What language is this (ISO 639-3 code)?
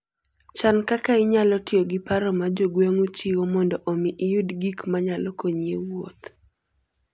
luo